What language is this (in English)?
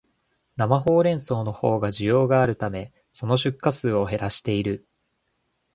Japanese